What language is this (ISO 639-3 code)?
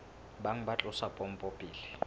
sot